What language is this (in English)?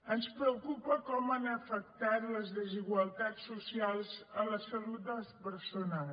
Catalan